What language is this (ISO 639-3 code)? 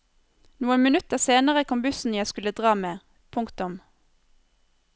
nor